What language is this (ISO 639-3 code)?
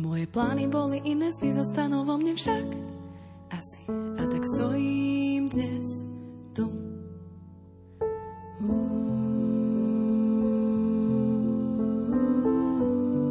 slk